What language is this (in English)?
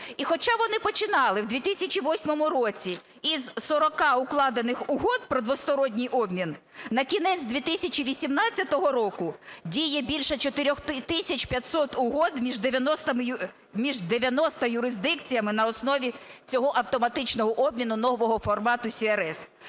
Ukrainian